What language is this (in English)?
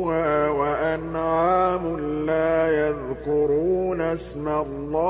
Arabic